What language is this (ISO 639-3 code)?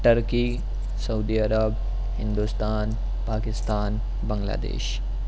urd